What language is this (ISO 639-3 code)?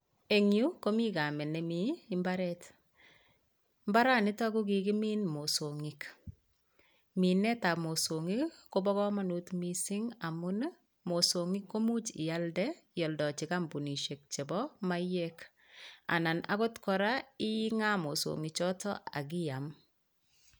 kln